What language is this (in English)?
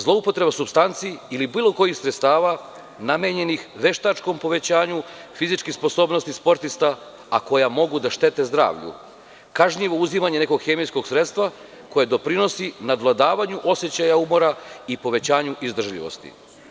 Serbian